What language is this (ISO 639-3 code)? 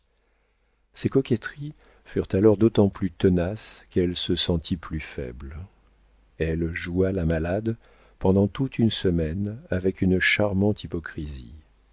fra